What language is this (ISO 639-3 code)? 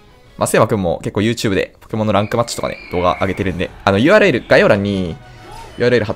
jpn